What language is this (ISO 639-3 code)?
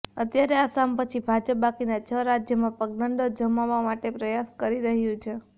guj